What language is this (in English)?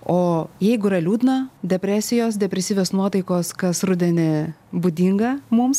Lithuanian